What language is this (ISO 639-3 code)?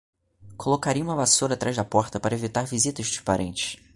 por